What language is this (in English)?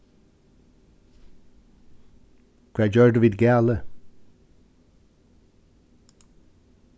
Faroese